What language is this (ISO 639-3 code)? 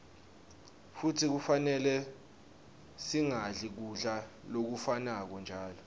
ssw